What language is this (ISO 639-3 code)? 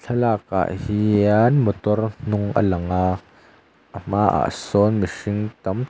lus